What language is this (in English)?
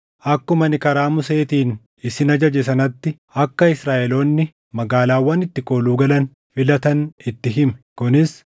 Oromo